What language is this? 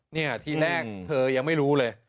Thai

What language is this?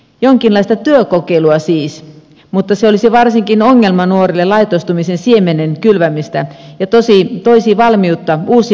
Finnish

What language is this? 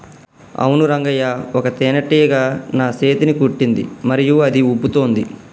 Telugu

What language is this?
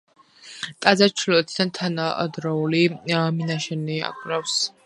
Georgian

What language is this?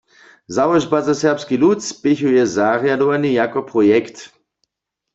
Upper Sorbian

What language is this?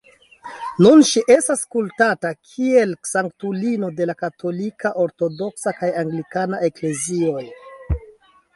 Esperanto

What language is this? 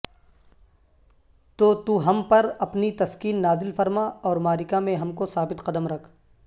Urdu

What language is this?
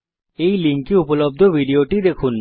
Bangla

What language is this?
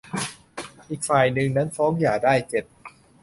Thai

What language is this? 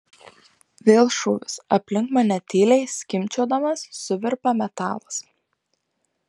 Lithuanian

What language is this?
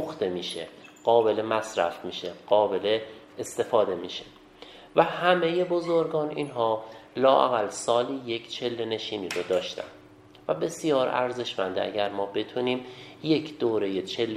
Persian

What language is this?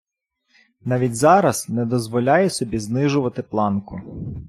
Ukrainian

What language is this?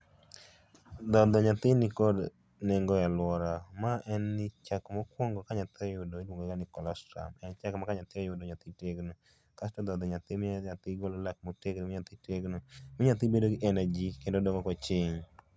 Luo (Kenya and Tanzania)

